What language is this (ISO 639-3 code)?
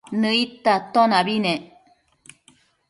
mcf